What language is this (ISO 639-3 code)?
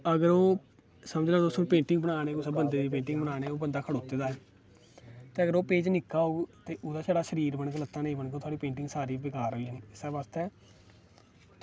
doi